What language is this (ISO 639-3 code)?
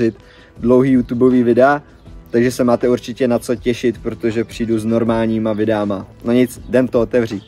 ces